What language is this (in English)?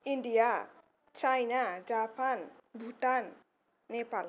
Bodo